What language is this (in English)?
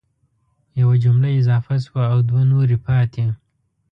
Pashto